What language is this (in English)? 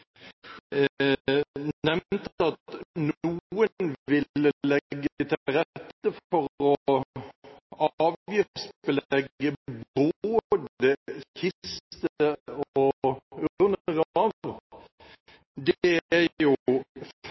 Norwegian Bokmål